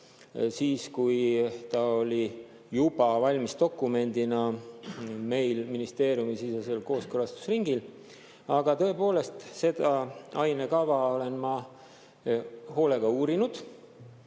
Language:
Estonian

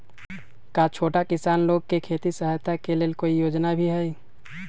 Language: Magahi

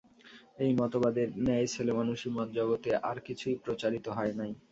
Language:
Bangla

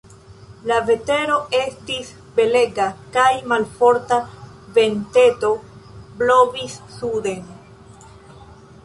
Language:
Esperanto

